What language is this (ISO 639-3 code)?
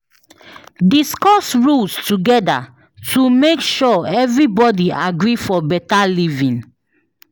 pcm